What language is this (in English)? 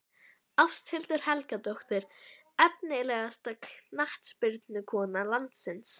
Icelandic